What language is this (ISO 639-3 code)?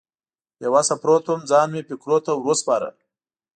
pus